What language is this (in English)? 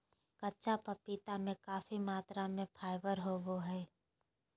Magahi